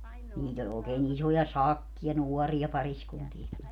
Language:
Finnish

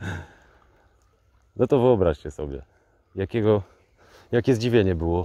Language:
Polish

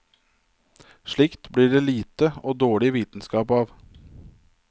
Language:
Norwegian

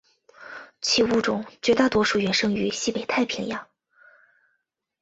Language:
Chinese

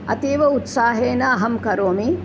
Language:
Sanskrit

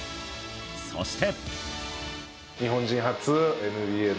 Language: Japanese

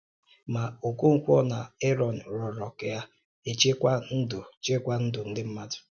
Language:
Igbo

